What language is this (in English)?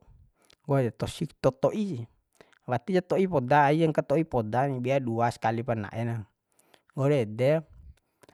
Bima